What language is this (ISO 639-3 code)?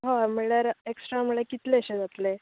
kok